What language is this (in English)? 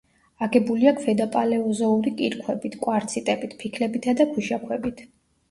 Georgian